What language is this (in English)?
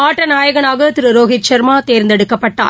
Tamil